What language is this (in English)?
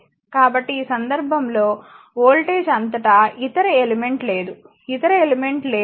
Telugu